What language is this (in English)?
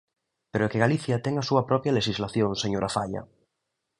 Galician